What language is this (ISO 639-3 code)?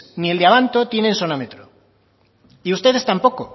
spa